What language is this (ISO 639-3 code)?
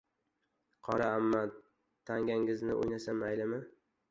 uzb